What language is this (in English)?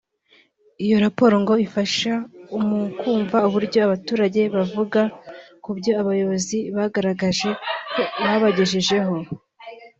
Kinyarwanda